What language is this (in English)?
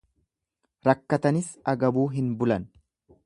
Oromo